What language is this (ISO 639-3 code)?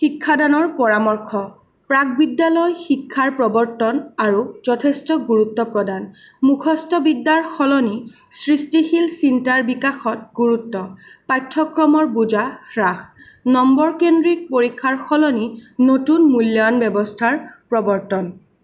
asm